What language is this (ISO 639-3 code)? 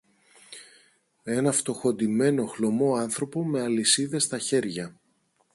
ell